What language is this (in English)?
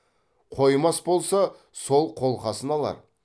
Kazakh